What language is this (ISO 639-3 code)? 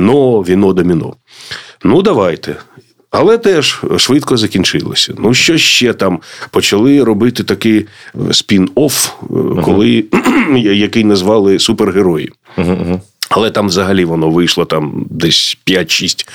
ukr